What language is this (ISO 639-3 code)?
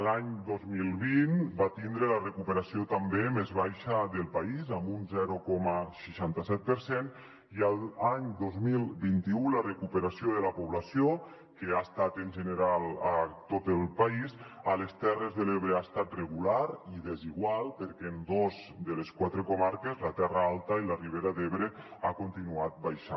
cat